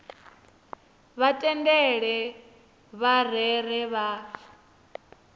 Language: Venda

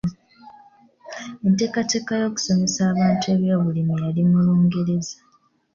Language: Ganda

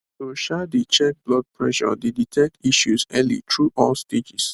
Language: Nigerian Pidgin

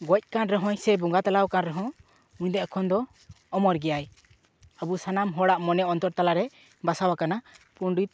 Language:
Santali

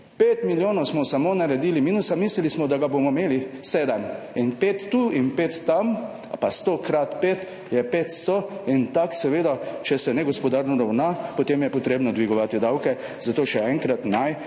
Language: Slovenian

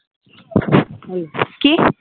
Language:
Bangla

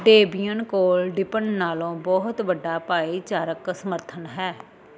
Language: Punjabi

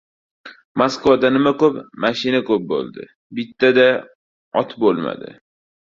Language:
Uzbek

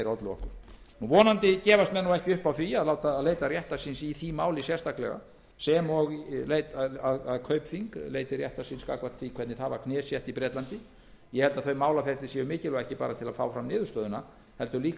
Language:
Icelandic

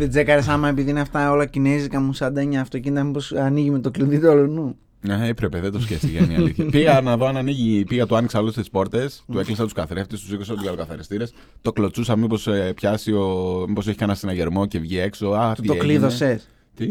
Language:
Greek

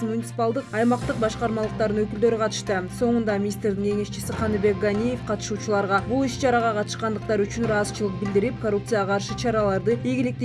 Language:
Turkish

